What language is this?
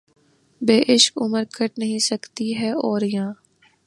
Urdu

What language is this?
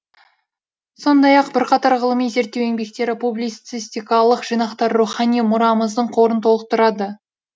Kazakh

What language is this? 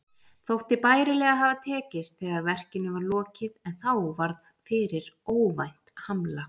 Icelandic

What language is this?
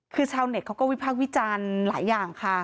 Thai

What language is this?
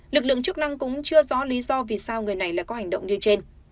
Vietnamese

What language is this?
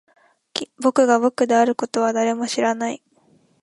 Japanese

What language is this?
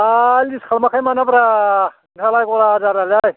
Bodo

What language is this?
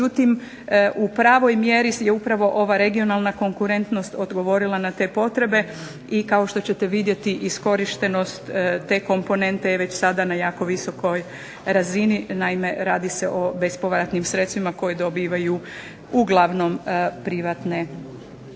Croatian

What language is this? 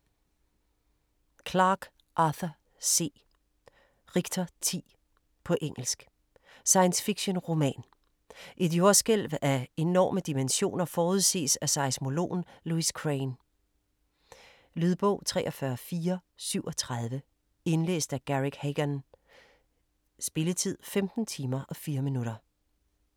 Danish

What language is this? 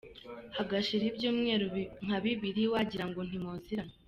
Kinyarwanda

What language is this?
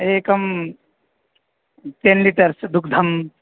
Sanskrit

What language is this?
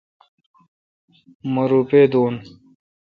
Kalkoti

